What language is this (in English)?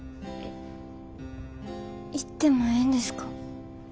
Japanese